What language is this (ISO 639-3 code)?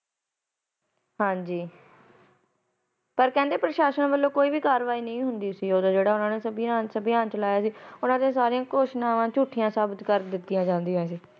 pan